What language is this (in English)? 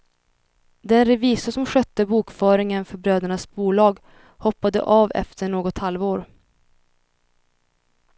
Swedish